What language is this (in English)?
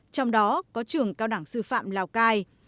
Vietnamese